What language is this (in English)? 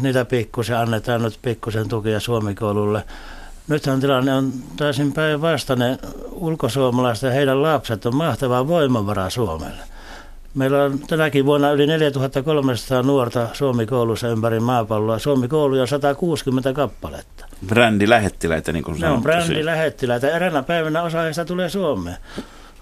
Finnish